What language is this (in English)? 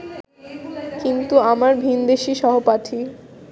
Bangla